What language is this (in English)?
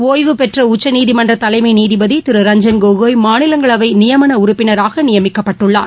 Tamil